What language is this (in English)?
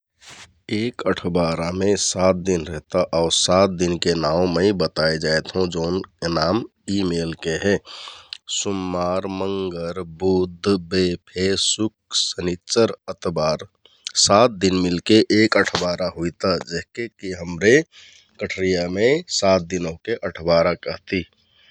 Kathoriya Tharu